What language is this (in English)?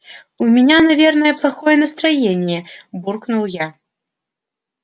Russian